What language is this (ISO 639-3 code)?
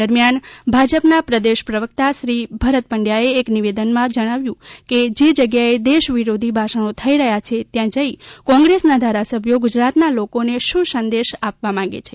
guj